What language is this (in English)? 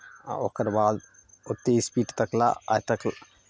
Maithili